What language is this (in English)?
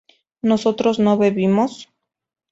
Spanish